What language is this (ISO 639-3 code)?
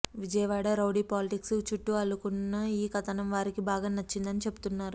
tel